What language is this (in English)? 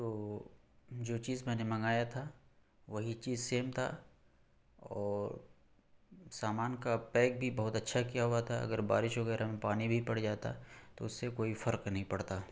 Urdu